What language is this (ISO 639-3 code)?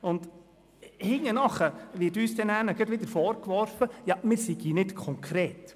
gsw